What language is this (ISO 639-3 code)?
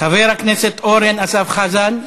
heb